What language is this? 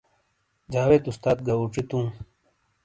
Shina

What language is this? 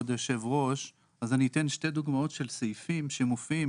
Hebrew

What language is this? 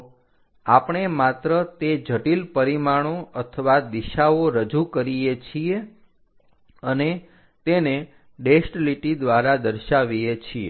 Gujarati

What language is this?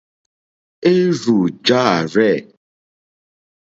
Mokpwe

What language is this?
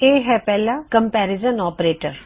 Punjabi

